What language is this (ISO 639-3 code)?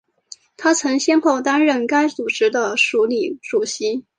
zho